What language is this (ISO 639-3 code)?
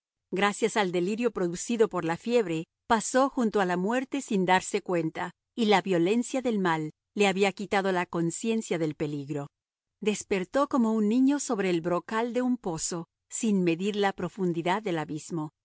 spa